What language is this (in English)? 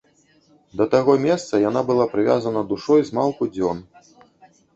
Belarusian